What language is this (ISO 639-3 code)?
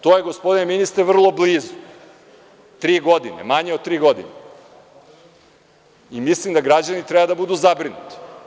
srp